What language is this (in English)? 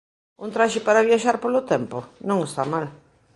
Galician